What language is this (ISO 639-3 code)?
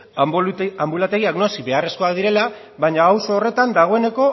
eus